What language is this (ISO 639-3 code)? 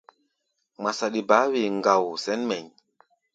gba